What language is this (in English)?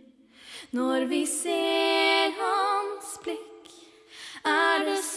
Norwegian